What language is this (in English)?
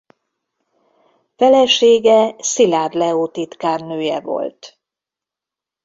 Hungarian